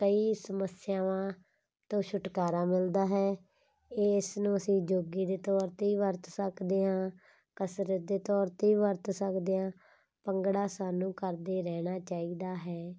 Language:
Punjabi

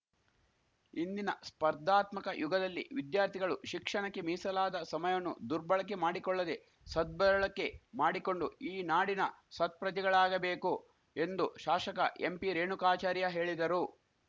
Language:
Kannada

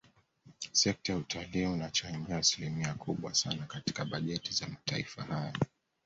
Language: Swahili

